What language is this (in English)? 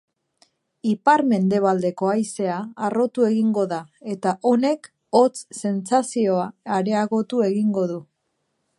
Basque